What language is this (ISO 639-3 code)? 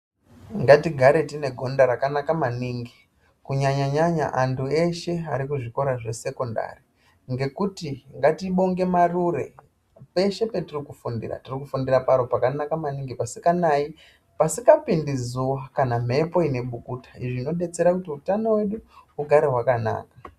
ndc